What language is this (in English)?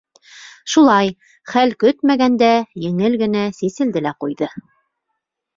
Bashkir